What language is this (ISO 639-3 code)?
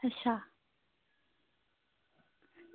doi